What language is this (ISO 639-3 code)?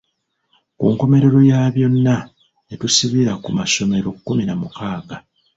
lug